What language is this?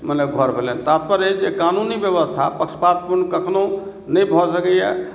Maithili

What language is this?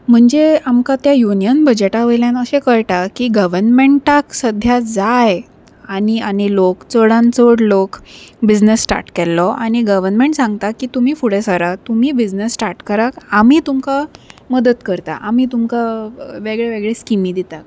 Konkani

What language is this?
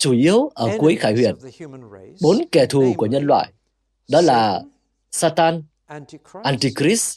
Vietnamese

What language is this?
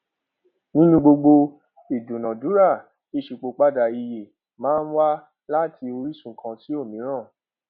Yoruba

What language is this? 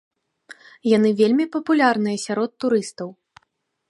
Belarusian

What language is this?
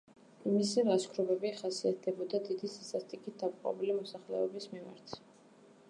Georgian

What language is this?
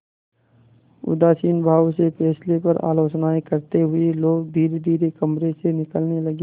Hindi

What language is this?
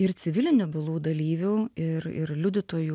Lithuanian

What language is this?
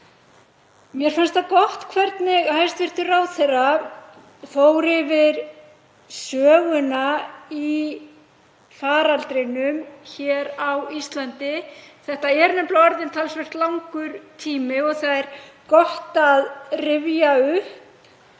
Icelandic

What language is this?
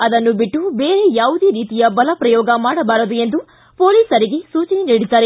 Kannada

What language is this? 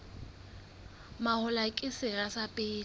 Southern Sotho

